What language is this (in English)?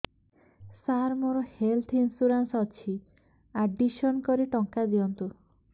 Odia